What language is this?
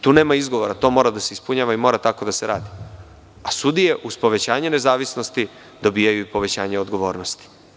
Serbian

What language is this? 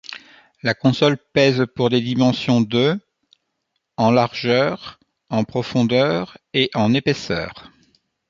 French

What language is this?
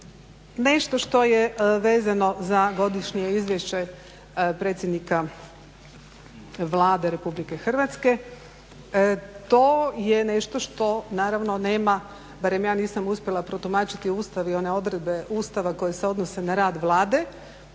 Croatian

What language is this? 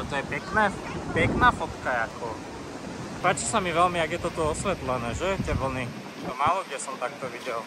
Slovak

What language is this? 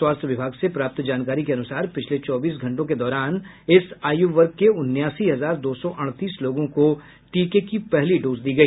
Hindi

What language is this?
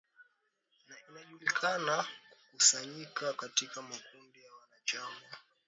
Swahili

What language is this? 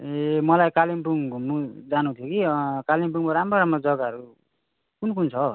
Nepali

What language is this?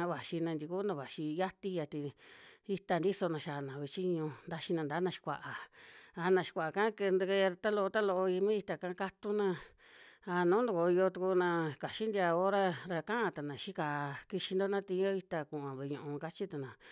Western Juxtlahuaca Mixtec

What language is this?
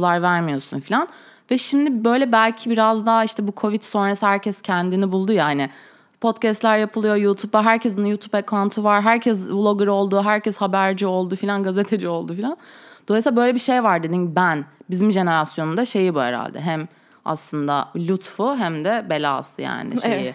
Turkish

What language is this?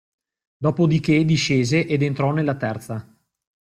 Italian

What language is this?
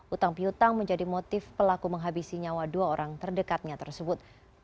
Indonesian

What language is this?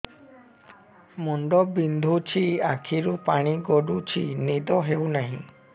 Odia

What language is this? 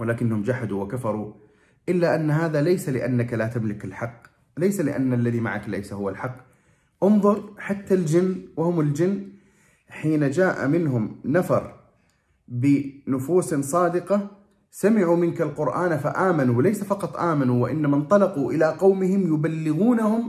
Arabic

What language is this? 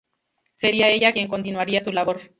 Spanish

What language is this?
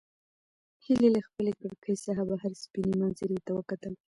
Pashto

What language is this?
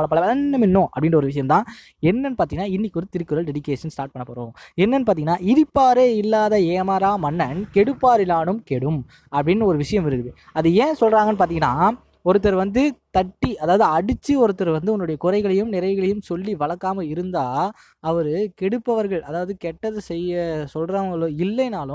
Tamil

